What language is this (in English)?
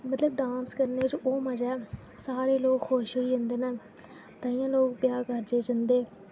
Dogri